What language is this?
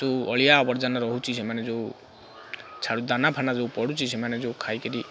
Odia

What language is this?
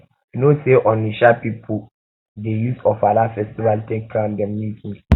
Nigerian Pidgin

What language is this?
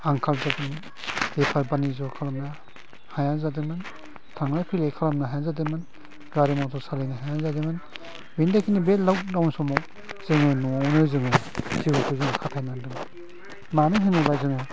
Bodo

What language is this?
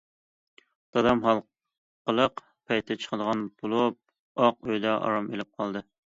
Uyghur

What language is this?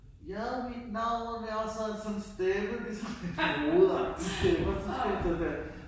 Danish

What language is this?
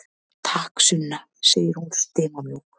Icelandic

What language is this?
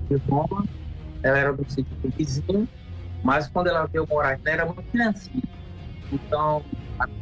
Portuguese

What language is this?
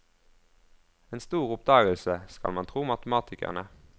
Norwegian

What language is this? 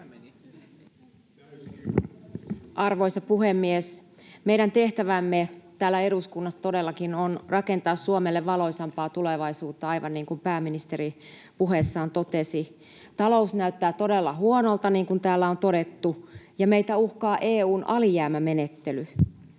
Finnish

